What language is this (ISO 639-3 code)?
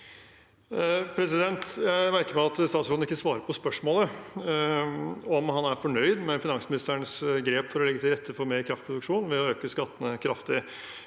nor